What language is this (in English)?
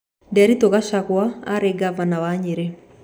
Kikuyu